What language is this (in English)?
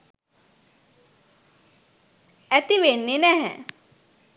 Sinhala